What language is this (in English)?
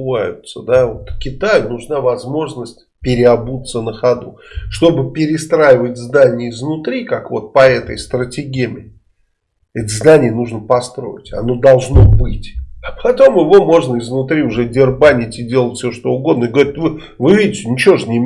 Russian